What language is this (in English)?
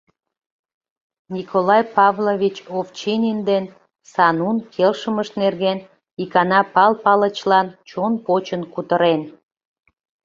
Mari